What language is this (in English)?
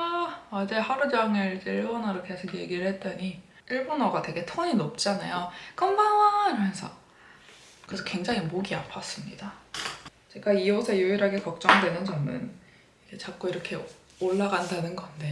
Korean